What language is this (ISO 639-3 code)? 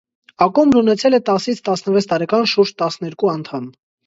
hye